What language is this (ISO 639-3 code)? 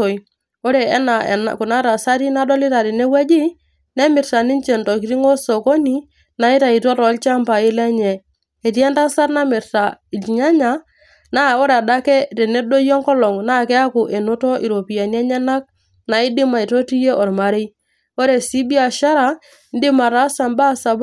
mas